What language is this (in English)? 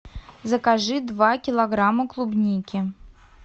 Russian